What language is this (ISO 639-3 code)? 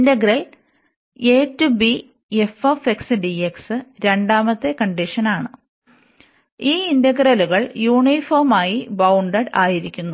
mal